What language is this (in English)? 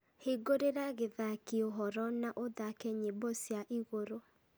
Kikuyu